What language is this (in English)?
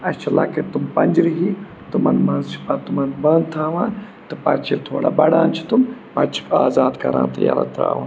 Kashmiri